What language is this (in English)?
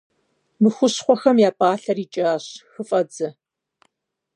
Kabardian